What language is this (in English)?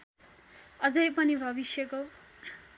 Nepali